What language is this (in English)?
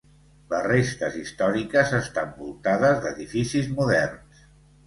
Catalan